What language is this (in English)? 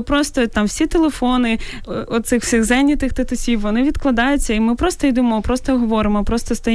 Ukrainian